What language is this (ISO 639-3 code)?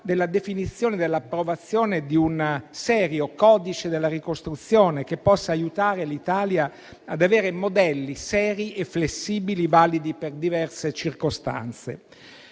ita